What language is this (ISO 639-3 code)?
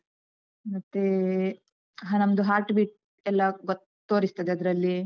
kan